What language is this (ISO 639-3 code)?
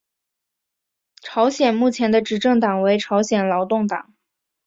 zho